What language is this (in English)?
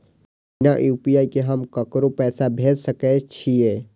Maithili